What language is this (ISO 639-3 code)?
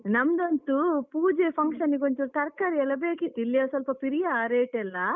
kan